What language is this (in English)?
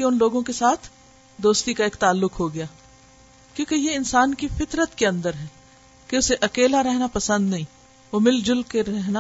Urdu